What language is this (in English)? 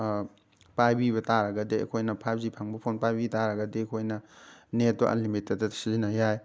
Manipuri